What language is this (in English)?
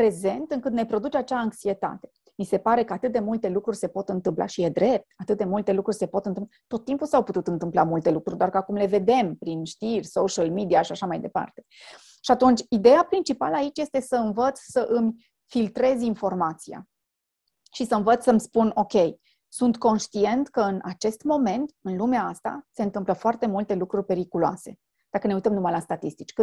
Romanian